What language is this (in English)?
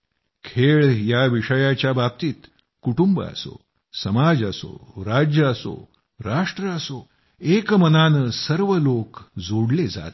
Marathi